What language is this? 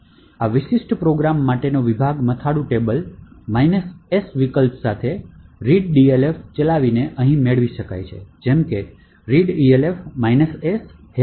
Gujarati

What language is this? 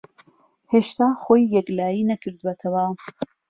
Central Kurdish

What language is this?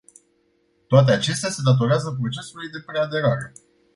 Romanian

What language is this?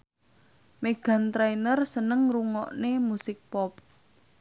Javanese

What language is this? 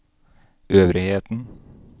Norwegian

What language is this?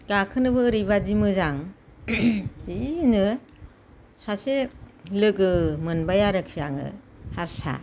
Bodo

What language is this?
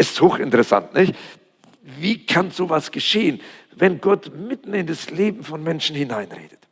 German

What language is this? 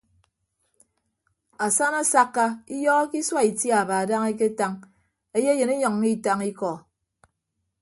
Ibibio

